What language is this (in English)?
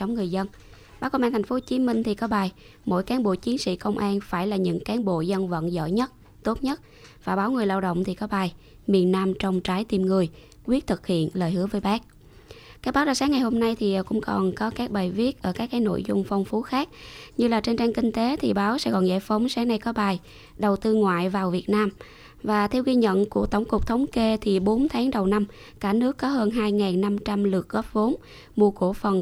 Vietnamese